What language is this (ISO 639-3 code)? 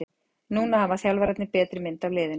isl